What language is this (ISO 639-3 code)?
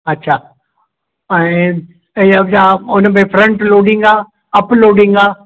snd